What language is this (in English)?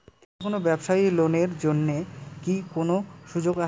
Bangla